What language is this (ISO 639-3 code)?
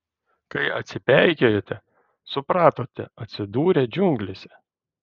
lit